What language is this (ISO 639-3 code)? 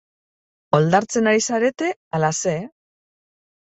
eus